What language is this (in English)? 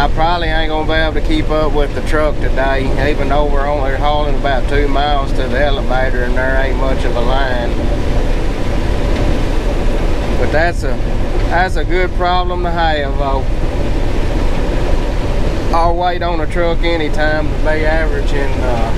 English